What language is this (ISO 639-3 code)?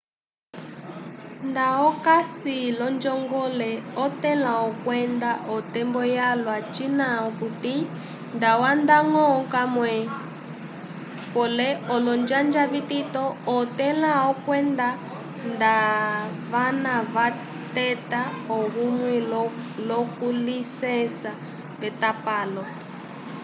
umb